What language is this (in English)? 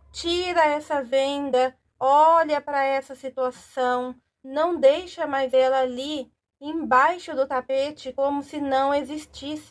Portuguese